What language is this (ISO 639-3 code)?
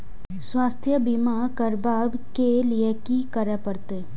mai